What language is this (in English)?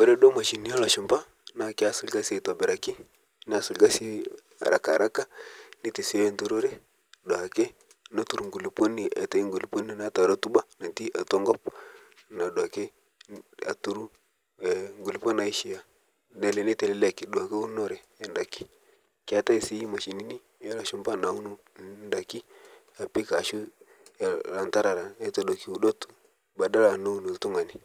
Masai